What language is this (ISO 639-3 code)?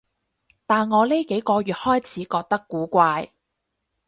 yue